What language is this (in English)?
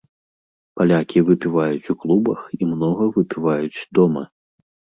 Belarusian